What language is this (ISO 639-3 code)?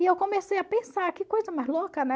por